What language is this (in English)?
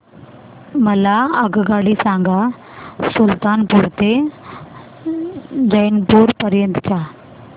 Marathi